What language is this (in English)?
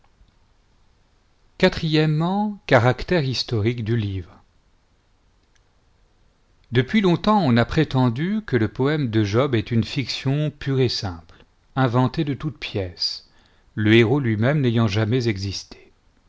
French